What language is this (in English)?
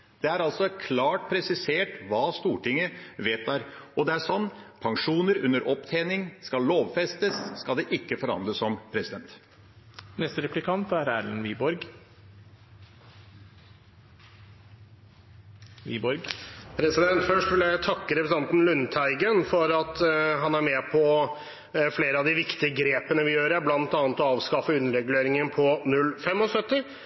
Norwegian Bokmål